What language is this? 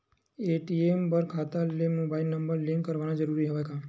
Chhattisgarhi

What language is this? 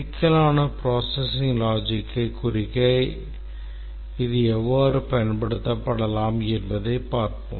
Tamil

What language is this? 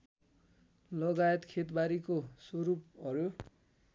Nepali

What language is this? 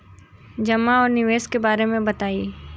Bhojpuri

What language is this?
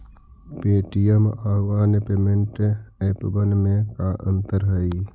Magahi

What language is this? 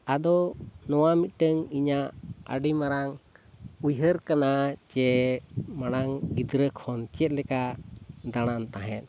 Santali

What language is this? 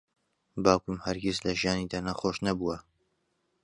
Central Kurdish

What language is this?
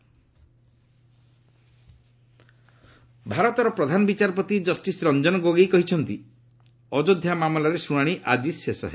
Odia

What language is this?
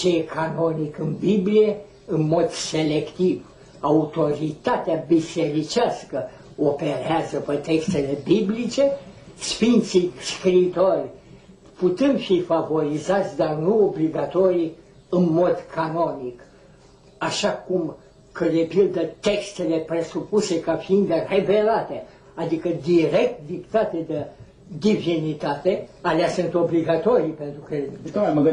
Romanian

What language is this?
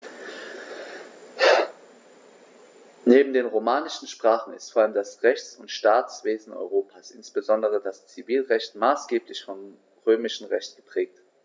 German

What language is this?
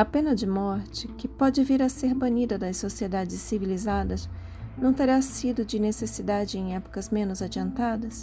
Portuguese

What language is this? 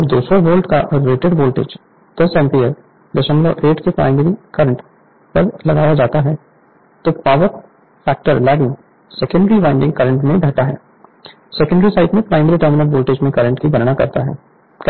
Hindi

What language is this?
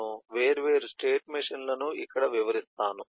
Telugu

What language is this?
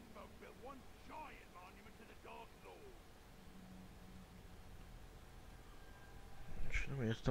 Hungarian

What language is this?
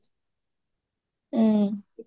Odia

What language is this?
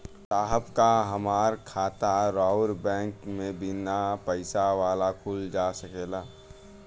Bhojpuri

